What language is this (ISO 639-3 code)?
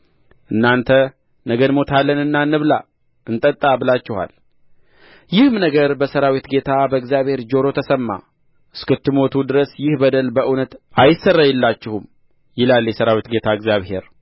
amh